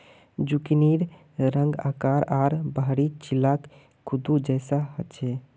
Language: Magahi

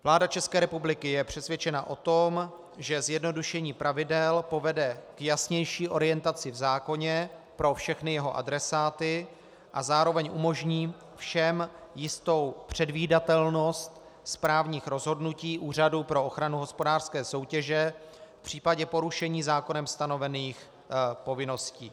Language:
Czech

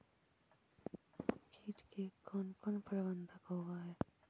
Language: Magahi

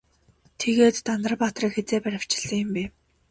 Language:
Mongolian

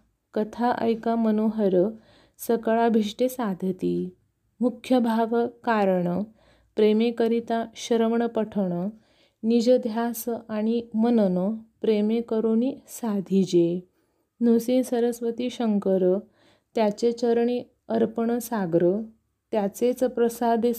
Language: Marathi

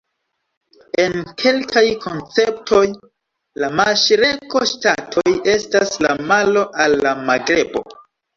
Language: Esperanto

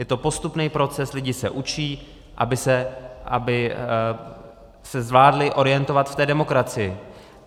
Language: Czech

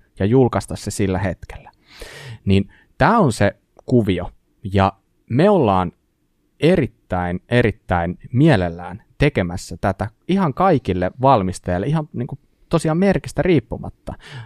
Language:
Finnish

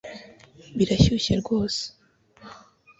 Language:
Kinyarwanda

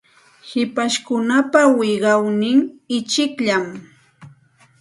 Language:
Santa Ana de Tusi Pasco Quechua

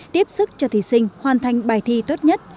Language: Vietnamese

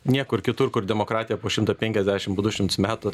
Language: Lithuanian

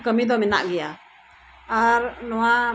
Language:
Santali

